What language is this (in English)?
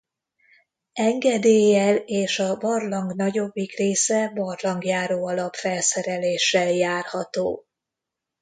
Hungarian